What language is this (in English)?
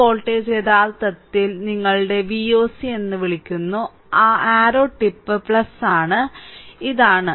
Malayalam